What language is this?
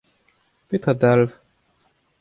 Breton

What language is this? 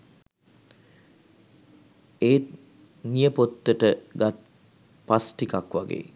Sinhala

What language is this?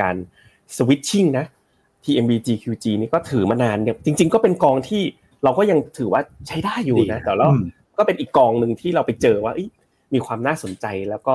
Thai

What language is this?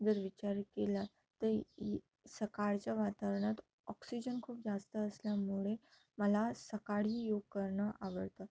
Marathi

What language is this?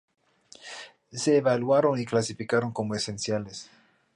Spanish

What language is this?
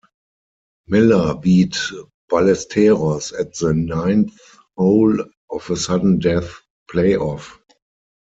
English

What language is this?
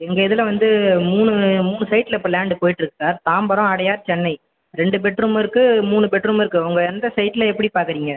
Tamil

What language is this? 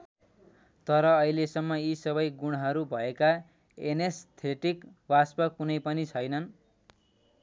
Nepali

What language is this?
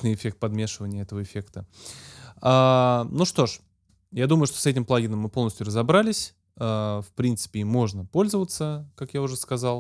Russian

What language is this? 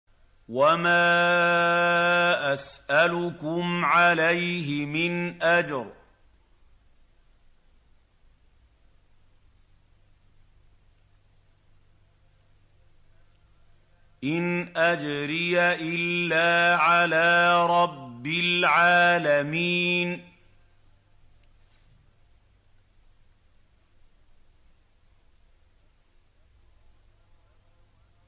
Arabic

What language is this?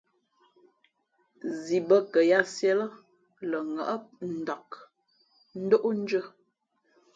Fe'fe'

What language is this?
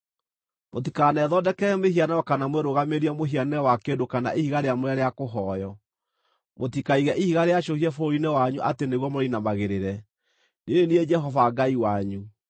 Kikuyu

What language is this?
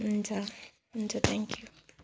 Nepali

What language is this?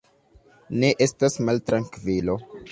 Esperanto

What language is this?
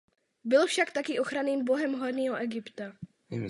Czech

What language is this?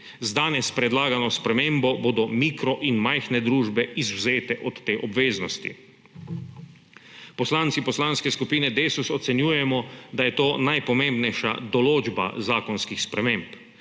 Slovenian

